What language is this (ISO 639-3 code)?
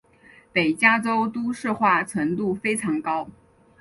zho